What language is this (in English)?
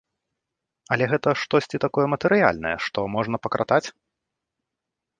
Belarusian